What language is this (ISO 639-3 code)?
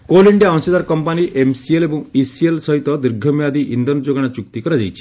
ori